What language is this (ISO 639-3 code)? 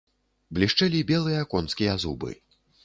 bel